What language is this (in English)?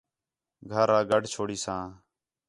Khetrani